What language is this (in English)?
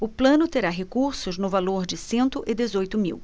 Portuguese